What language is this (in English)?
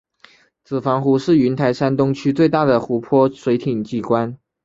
Chinese